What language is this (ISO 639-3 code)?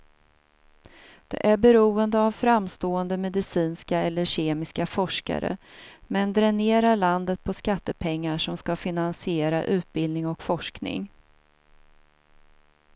swe